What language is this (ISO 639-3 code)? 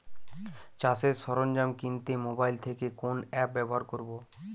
ben